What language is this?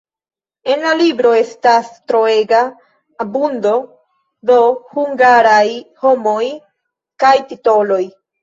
Esperanto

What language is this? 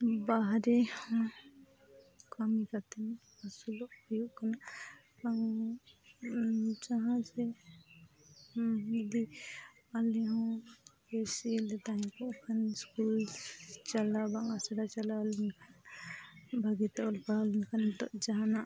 Santali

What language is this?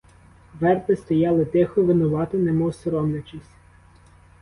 Ukrainian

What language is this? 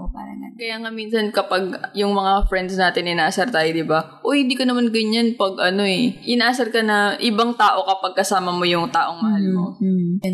Filipino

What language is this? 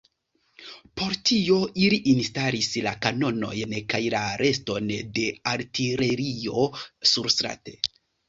Esperanto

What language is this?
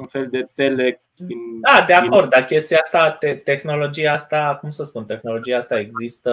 Romanian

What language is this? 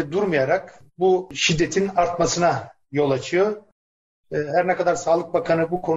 Turkish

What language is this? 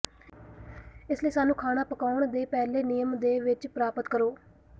Punjabi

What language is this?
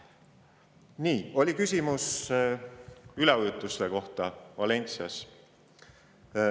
Estonian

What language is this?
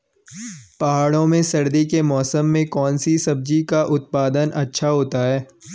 Hindi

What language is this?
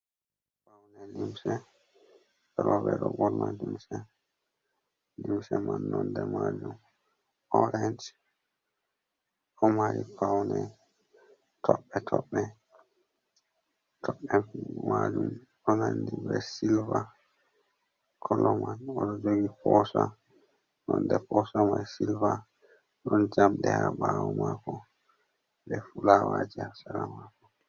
Fula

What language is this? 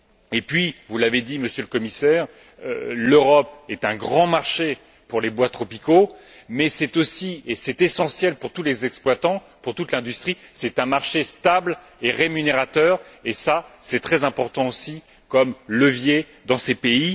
French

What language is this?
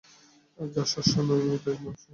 Bangla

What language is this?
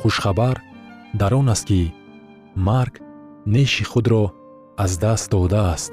Persian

